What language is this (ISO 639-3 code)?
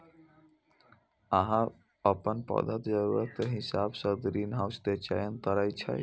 mai